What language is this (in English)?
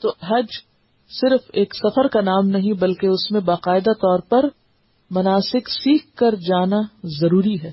Urdu